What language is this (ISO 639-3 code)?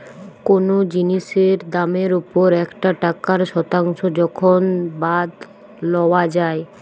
ben